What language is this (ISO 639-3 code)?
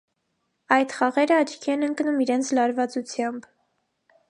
hye